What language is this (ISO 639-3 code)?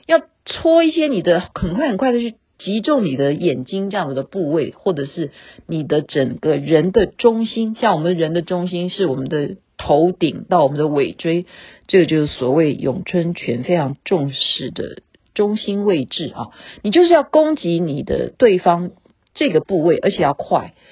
zho